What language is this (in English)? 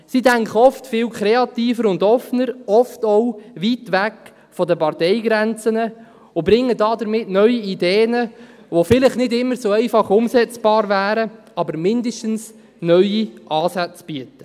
Swiss German